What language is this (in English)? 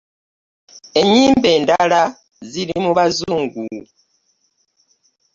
Ganda